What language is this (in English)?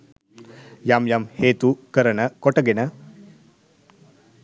Sinhala